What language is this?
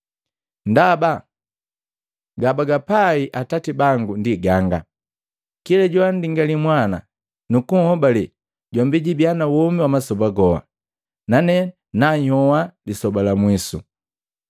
Matengo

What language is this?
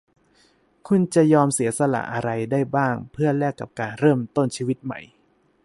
Thai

